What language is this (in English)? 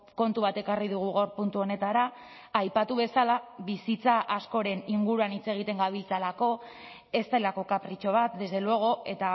Basque